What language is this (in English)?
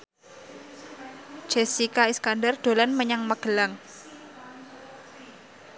Javanese